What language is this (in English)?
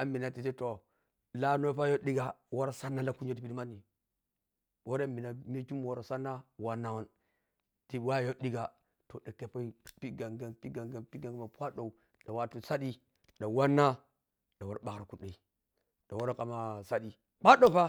Piya-Kwonci